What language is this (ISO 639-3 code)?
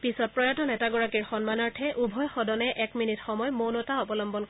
asm